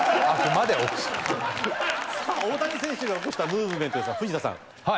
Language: Japanese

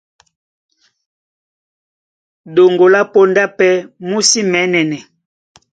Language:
Duala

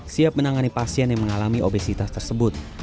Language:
Indonesian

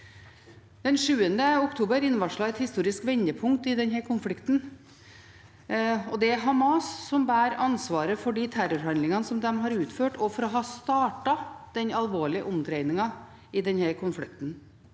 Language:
Norwegian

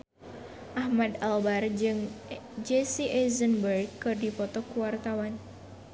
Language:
Sundanese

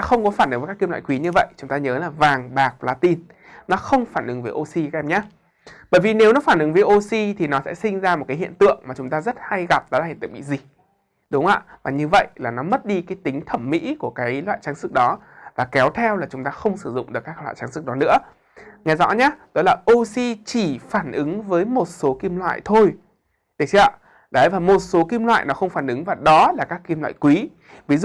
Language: Vietnamese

